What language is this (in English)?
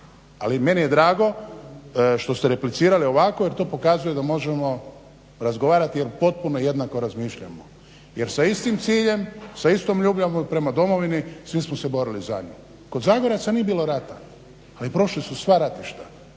Croatian